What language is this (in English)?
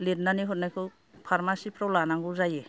Bodo